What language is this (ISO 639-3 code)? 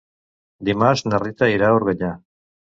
cat